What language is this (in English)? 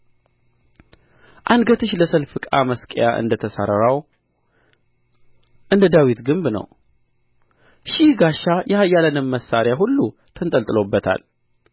Amharic